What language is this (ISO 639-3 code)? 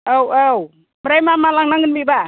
brx